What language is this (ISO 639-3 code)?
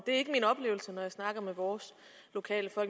dan